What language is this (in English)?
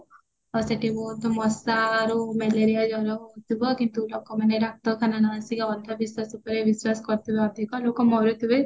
Odia